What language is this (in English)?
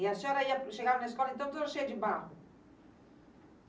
Portuguese